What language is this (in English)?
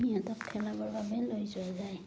Assamese